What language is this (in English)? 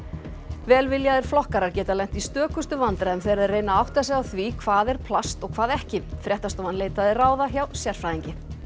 Icelandic